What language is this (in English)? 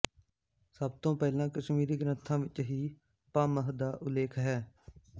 Punjabi